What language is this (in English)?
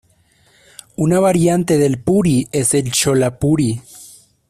Spanish